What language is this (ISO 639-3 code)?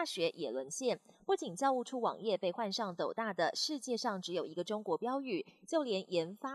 zho